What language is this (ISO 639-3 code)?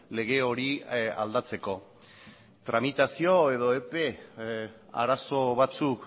eus